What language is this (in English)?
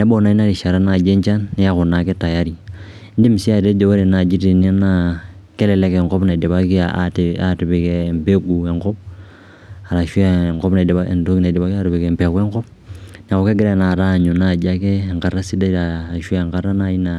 Masai